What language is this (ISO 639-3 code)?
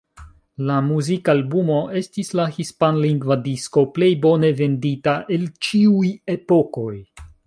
epo